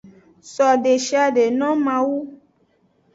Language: Aja (Benin)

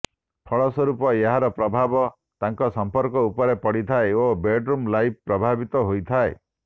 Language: Odia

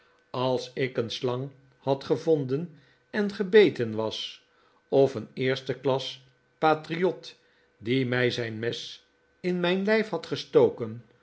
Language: Dutch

